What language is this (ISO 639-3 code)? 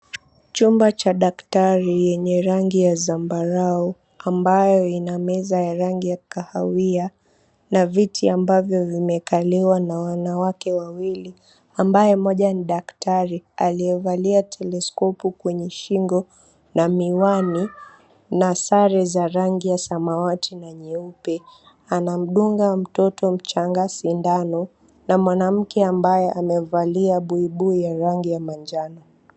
swa